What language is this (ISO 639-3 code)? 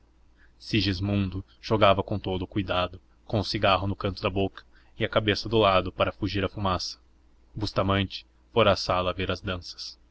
por